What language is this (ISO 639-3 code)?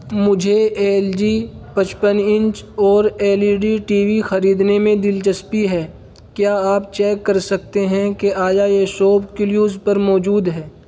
urd